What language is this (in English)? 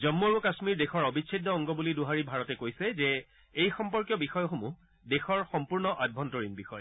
Assamese